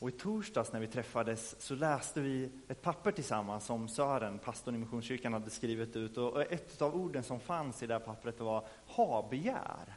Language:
Swedish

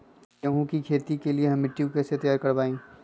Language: Magahi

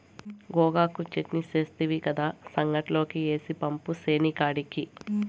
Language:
Telugu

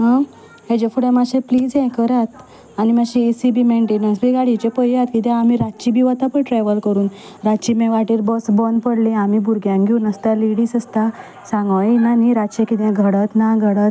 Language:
Konkani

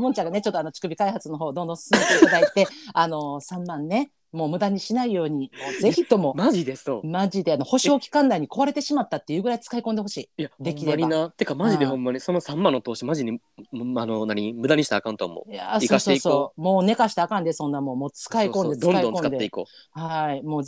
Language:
Japanese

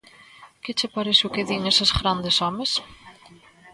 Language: Galician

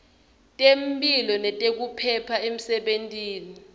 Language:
Swati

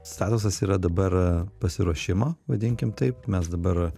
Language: Lithuanian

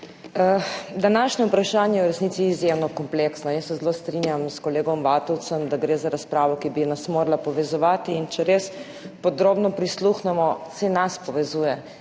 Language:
Slovenian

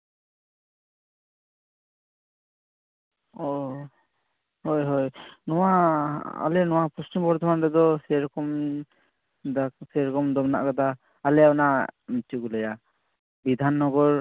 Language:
Santali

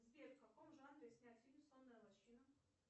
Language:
Russian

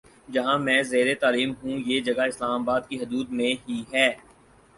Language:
Urdu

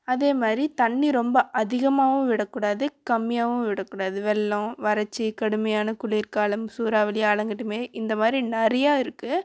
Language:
Tamil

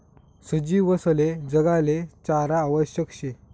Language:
Marathi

